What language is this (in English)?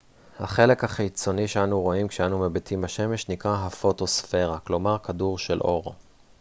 Hebrew